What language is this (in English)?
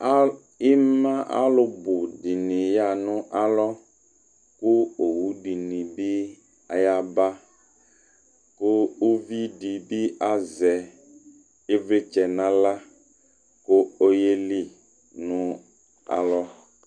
Ikposo